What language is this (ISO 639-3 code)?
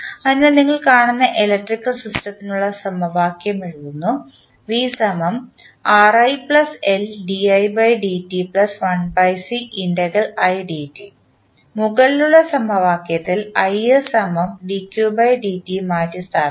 mal